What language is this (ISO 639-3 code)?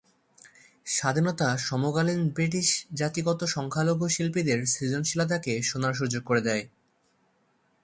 ben